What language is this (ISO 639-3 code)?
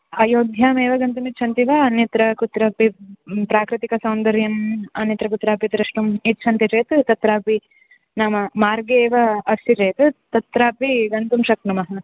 san